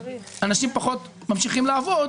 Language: Hebrew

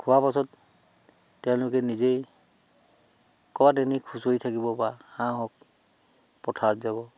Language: Assamese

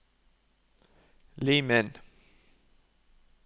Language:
Norwegian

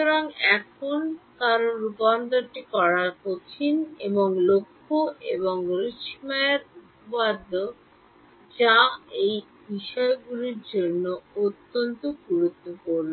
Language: Bangla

